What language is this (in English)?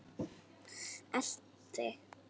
Icelandic